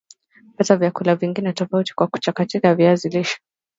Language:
Swahili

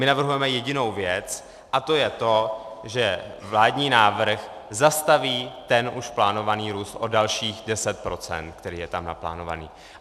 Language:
Czech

